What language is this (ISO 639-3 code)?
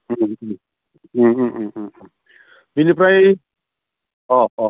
brx